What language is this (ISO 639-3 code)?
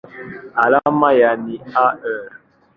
swa